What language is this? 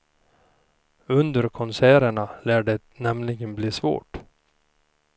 Swedish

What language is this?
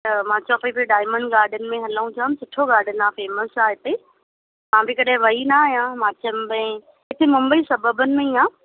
Sindhi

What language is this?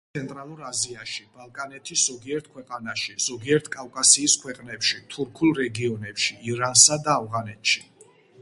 Georgian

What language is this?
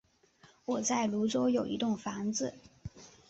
Chinese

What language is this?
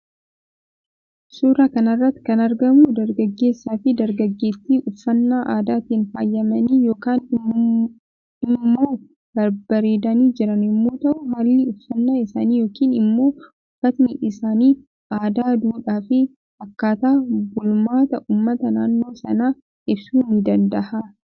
Oromo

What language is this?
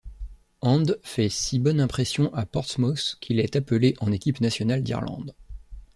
French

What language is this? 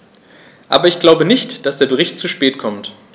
German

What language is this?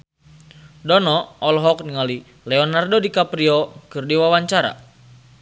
Sundanese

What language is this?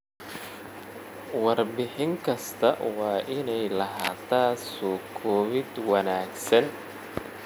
Somali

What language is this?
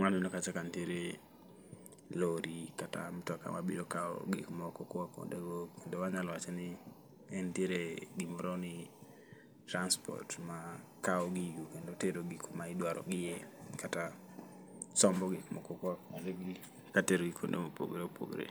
Luo (Kenya and Tanzania)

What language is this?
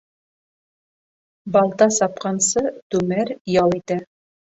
Bashkir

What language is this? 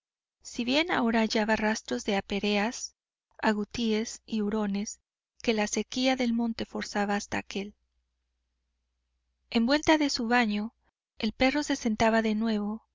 Spanish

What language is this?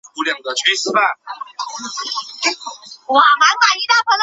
Chinese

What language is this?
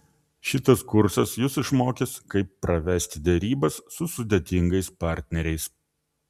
Lithuanian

